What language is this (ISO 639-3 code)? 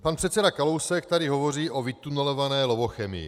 ces